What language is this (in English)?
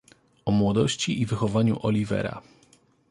Polish